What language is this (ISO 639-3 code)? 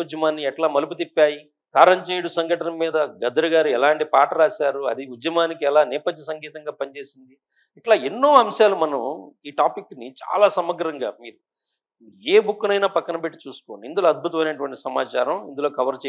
tel